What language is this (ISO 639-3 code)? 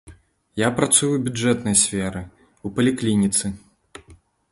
bel